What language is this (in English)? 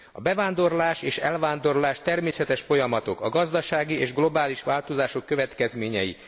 Hungarian